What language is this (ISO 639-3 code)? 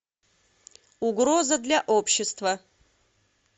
rus